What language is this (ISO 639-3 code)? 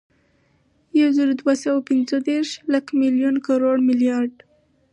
pus